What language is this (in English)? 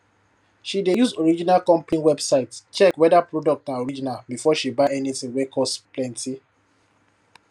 Nigerian Pidgin